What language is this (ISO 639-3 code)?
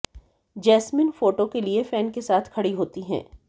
hin